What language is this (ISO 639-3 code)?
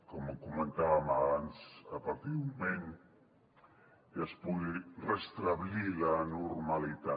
cat